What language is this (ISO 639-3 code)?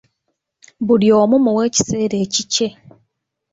lug